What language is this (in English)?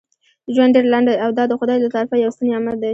Pashto